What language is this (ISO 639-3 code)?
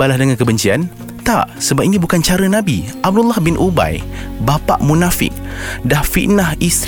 msa